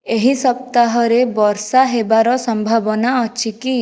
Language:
Odia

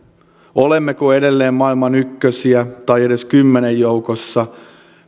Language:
Finnish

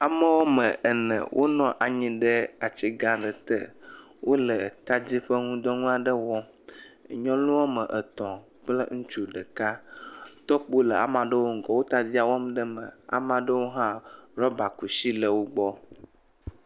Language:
Ewe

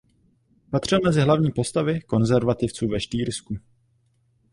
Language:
Czech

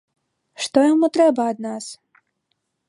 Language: Belarusian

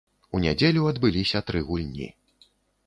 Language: Belarusian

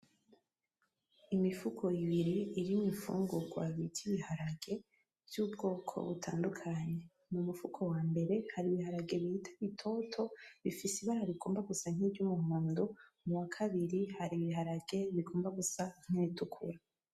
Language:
Rundi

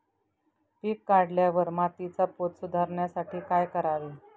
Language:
Marathi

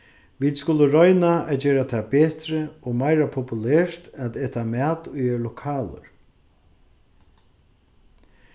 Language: Faroese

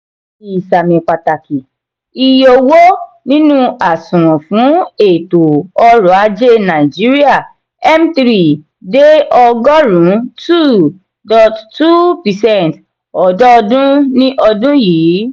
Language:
Yoruba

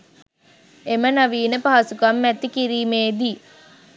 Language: Sinhala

